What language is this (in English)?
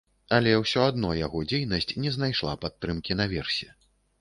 Belarusian